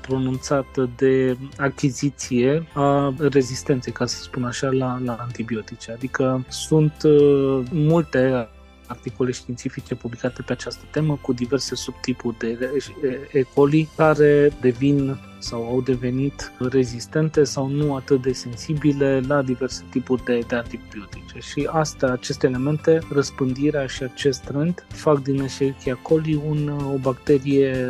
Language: Romanian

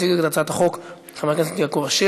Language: Hebrew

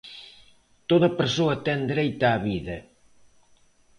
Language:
Galician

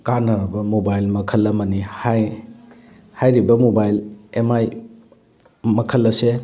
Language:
Manipuri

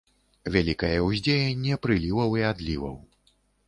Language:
Belarusian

